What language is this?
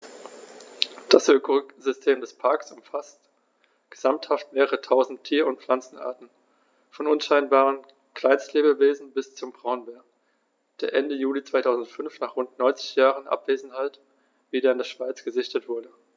German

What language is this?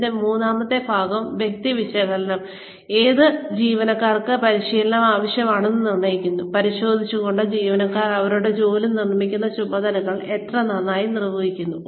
Malayalam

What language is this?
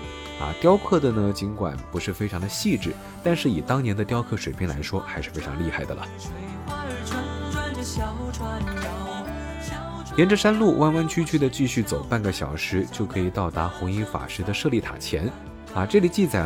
Chinese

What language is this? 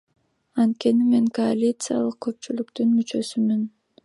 Kyrgyz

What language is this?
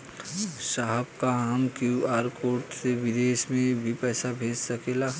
Bhojpuri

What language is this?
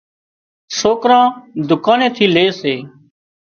Wadiyara Koli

